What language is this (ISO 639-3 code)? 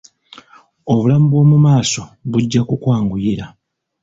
lug